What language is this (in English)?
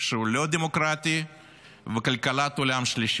Hebrew